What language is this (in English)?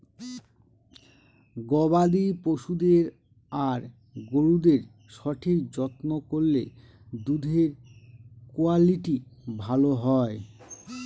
Bangla